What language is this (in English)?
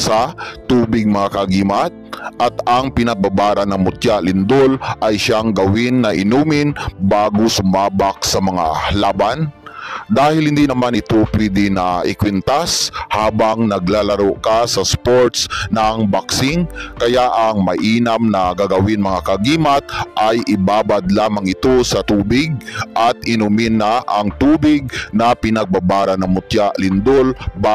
Filipino